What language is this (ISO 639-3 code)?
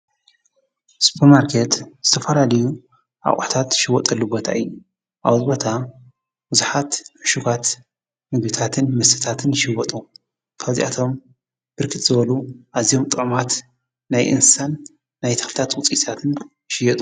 tir